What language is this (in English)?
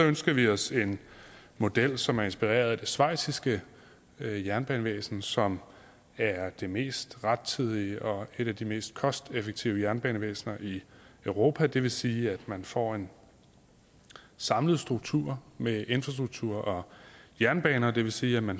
Danish